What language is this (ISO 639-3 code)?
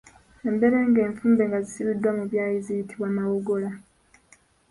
lug